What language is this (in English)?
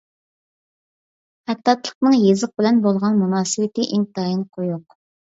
Uyghur